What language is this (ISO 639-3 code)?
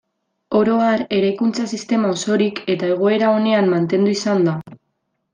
eus